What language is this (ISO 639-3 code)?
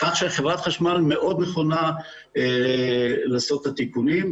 heb